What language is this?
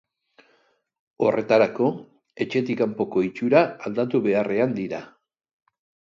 Basque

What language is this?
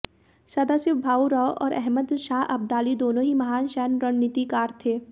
Hindi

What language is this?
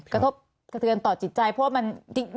Thai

